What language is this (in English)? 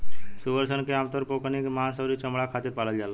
Bhojpuri